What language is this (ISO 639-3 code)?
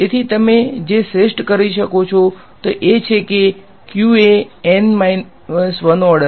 guj